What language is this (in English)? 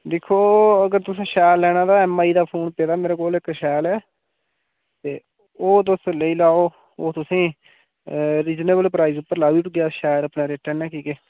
Dogri